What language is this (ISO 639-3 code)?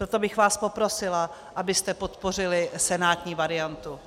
ces